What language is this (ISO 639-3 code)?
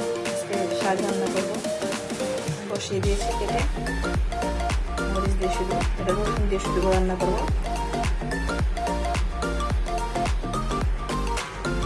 ben